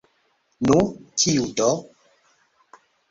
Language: Esperanto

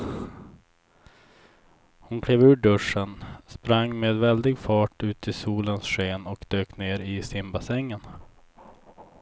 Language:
Swedish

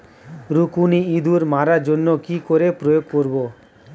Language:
Bangla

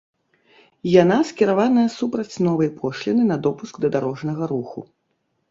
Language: Belarusian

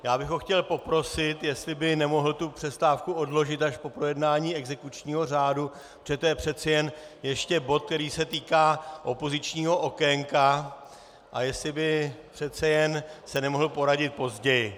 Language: Czech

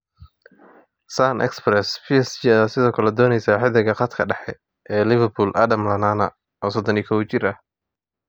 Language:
Somali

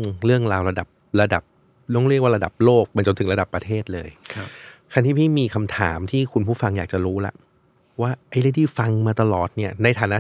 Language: Thai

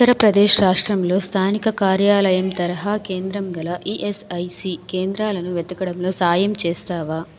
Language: Telugu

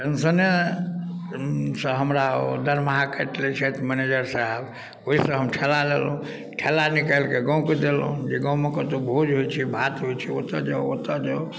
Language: Maithili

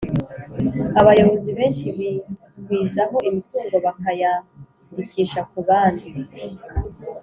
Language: Kinyarwanda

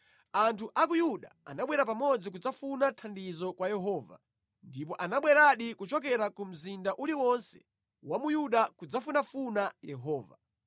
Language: Nyanja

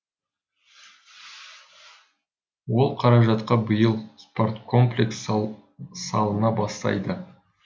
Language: Kazakh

